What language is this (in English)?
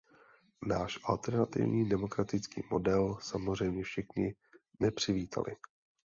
Czech